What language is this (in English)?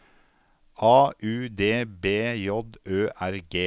Norwegian